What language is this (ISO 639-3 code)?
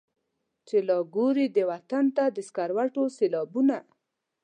pus